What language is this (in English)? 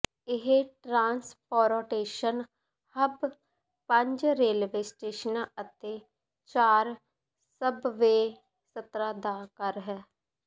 Punjabi